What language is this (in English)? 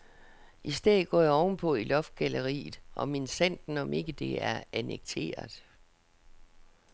Danish